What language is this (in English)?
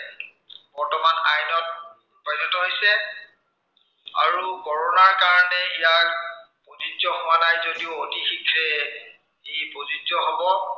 Assamese